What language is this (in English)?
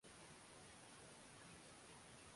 Swahili